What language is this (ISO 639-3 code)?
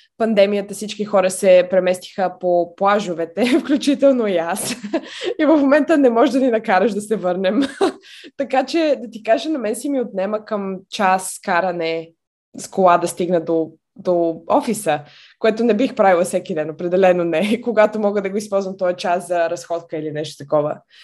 bul